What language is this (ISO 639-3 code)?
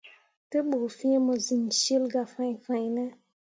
mua